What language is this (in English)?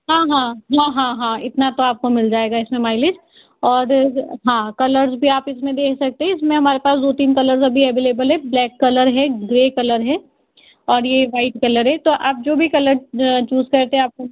Hindi